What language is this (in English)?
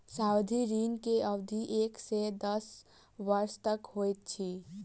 Maithili